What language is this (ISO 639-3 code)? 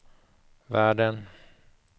swe